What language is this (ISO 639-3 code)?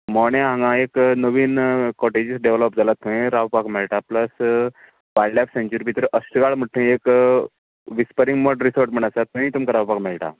kok